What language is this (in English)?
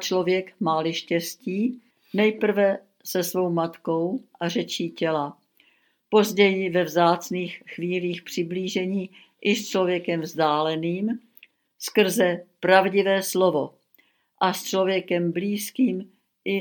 Czech